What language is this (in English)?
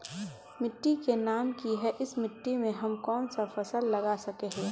Magahi